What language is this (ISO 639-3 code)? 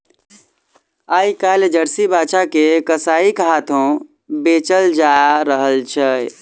mai